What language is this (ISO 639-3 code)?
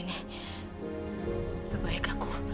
ind